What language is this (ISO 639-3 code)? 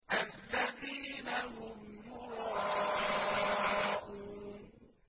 ara